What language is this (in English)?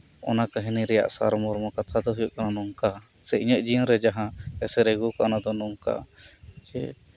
Santali